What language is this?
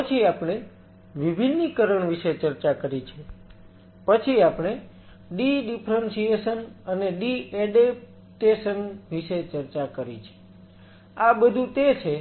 Gujarati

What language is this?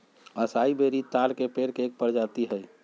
Magahi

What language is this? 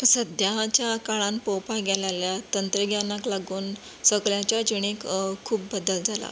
Konkani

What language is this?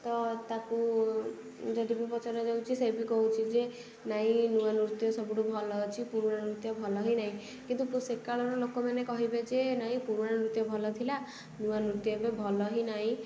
Odia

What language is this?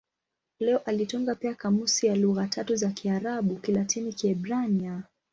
Swahili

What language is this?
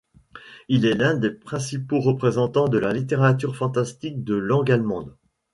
French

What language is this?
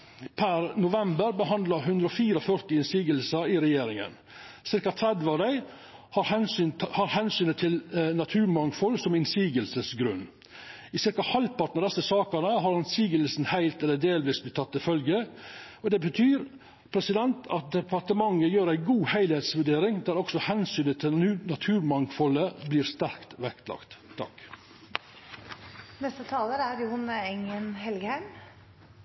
Norwegian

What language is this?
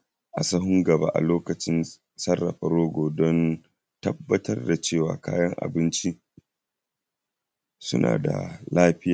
Hausa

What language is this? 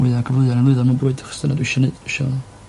Welsh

